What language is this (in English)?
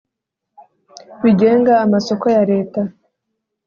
Kinyarwanda